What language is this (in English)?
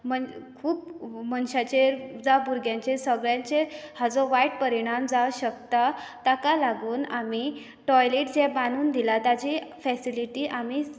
Konkani